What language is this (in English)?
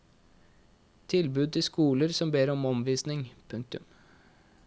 Norwegian